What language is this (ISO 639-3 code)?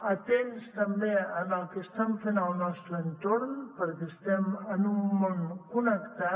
cat